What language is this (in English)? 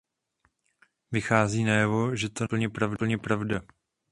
Czech